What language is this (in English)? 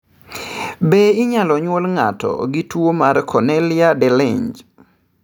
Luo (Kenya and Tanzania)